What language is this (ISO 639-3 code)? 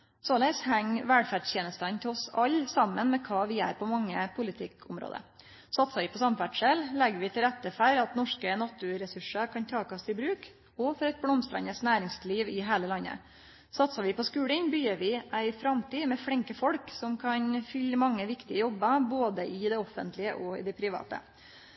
nno